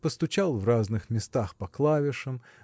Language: Russian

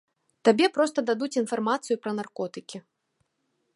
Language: Belarusian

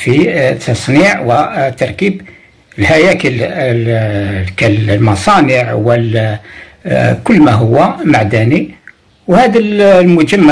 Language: Arabic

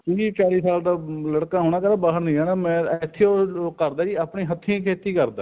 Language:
Punjabi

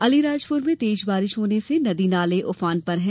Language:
Hindi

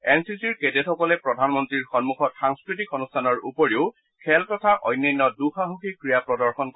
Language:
Assamese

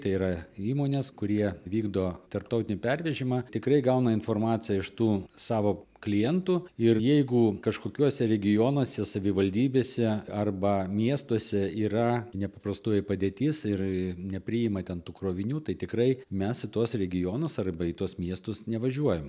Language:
Lithuanian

